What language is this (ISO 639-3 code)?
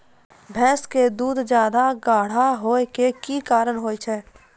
mai